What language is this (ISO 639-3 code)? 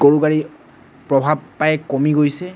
asm